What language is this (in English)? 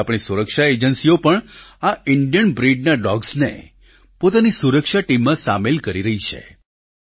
Gujarati